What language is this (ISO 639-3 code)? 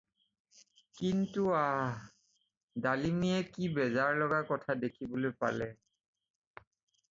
asm